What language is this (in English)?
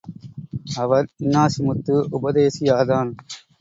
Tamil